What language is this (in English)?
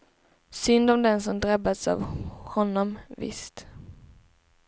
Swedish